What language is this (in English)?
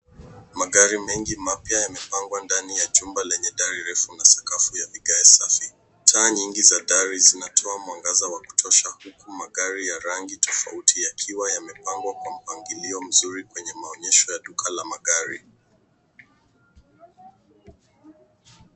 Swahili